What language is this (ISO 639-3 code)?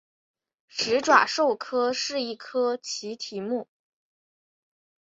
zho